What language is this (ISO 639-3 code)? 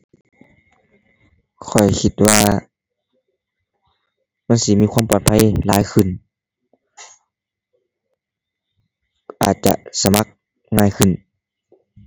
tha